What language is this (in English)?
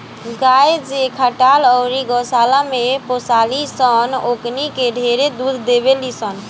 Bhojpuri